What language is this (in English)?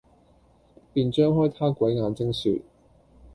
Cantonese